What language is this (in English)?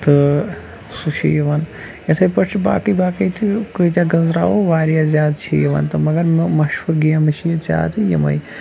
Kashmiri